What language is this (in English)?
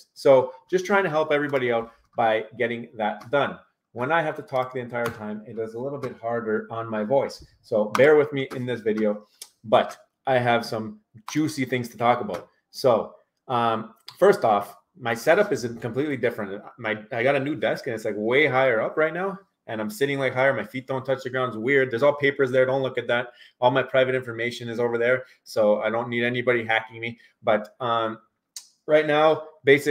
English